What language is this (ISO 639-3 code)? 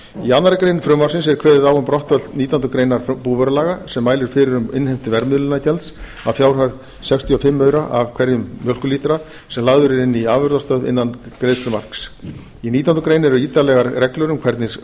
isl